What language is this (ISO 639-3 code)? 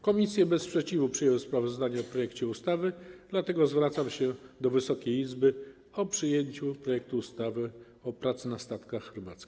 pol